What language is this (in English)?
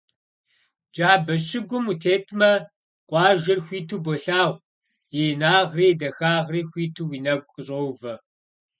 Kabardian